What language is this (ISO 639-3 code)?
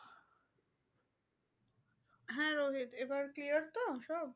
ben